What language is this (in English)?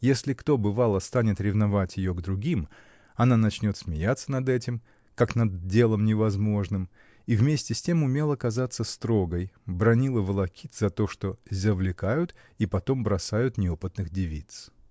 Russian